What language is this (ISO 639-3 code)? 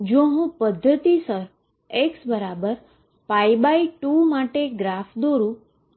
guj